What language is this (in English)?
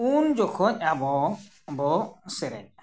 Santali